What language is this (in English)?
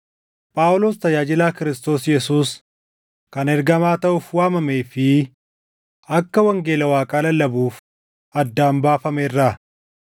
Oromo